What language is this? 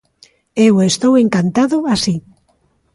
Galician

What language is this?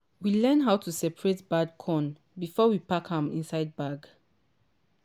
Nigerian Pidgin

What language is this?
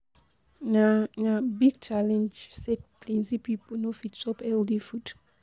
Nigerian Pidgin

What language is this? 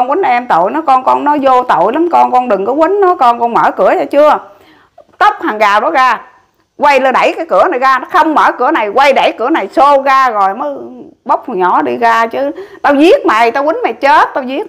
Vietnamese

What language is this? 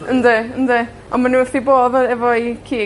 Welsh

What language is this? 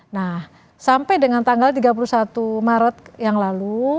Indonesian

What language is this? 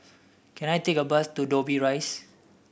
English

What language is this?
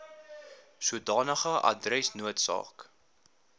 Afrikaans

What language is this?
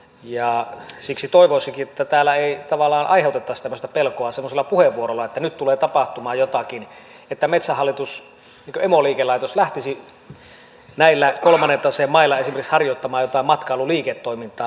Finnish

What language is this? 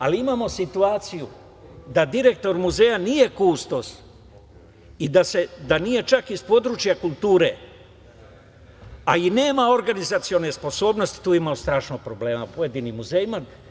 Serbian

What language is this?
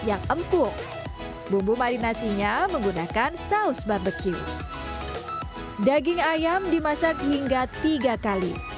Indonesian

